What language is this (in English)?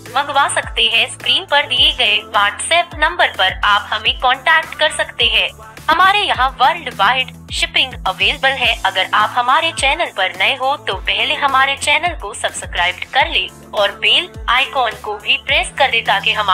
Hindi